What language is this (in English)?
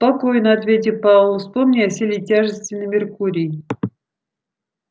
Russian